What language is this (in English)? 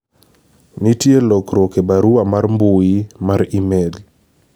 Luo (Kenya and Tanzania)